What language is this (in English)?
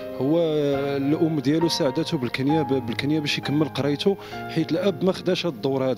Arabic